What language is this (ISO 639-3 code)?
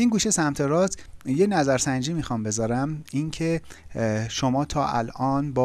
fas